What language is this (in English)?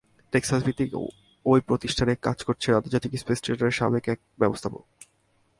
Bangla